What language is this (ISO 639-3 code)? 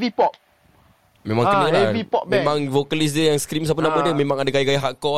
msa